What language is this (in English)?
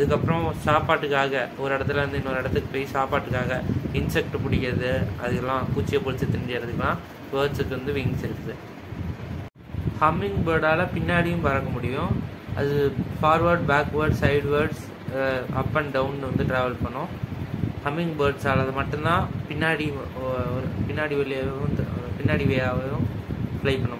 Arabic